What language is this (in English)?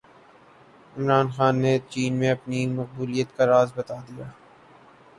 Urdu